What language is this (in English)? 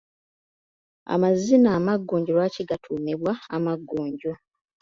Ganda